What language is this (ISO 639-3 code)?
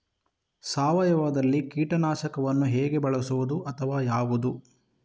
kan